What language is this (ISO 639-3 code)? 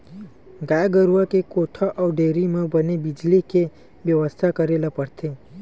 hne